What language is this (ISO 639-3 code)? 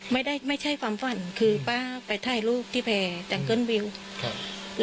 tha